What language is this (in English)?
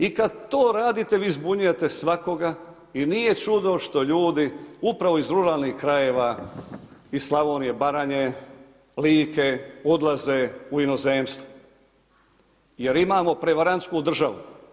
Croatian